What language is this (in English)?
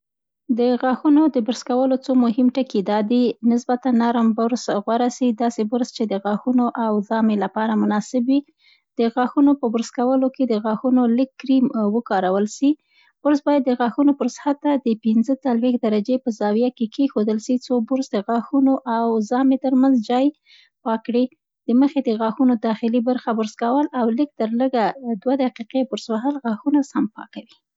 Central Pashto